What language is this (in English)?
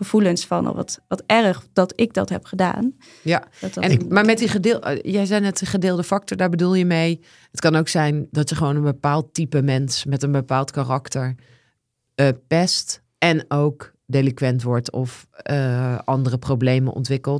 Dutch